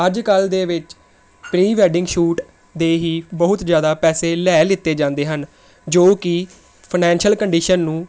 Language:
Punjabi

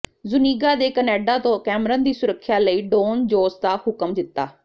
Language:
Punjabi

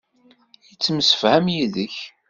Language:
Kabyle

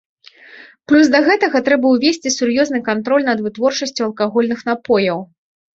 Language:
Belarusian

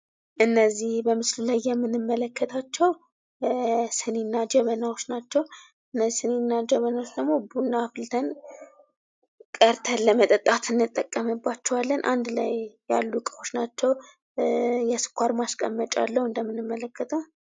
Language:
Amharic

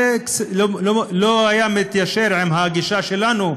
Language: Hebrew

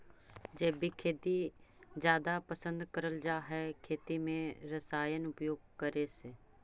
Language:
Magahi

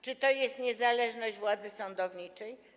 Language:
Polish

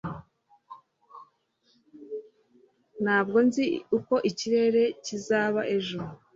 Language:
Kinyarwanda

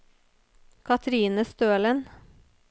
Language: Norwegian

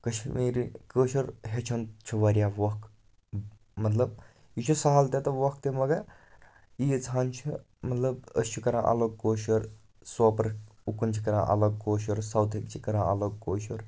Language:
Kashmiri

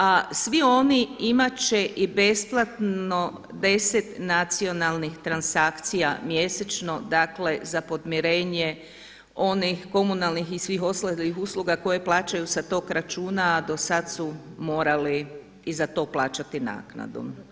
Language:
Croatian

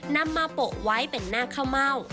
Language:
Thai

